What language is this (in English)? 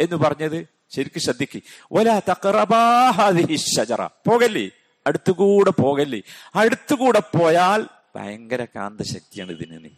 Malayalam